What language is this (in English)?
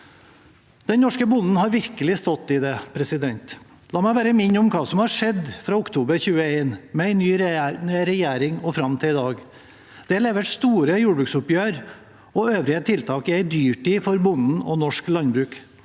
Norwegian